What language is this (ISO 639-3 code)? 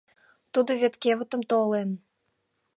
chm